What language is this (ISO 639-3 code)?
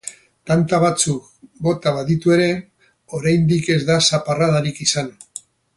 eus